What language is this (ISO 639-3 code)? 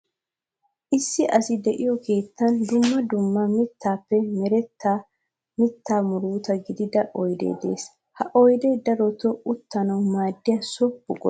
wal